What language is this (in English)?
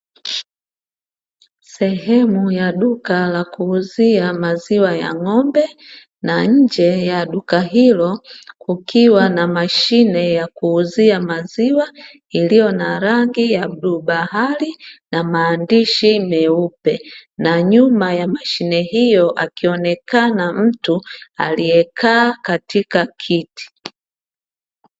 Swahili